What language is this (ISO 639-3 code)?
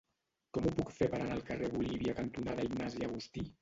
cat